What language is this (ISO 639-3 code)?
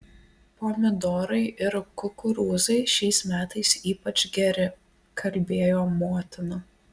lit